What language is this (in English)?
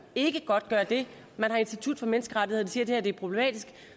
Danish